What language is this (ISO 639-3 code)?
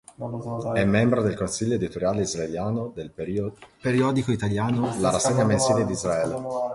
ita